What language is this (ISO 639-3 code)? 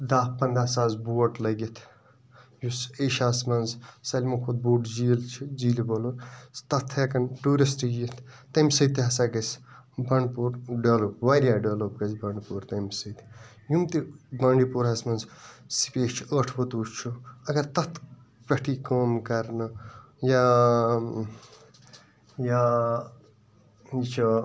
kas